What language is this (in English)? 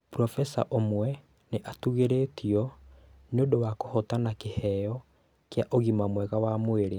Kikuyu